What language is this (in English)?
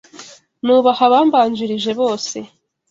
Kinyarwanda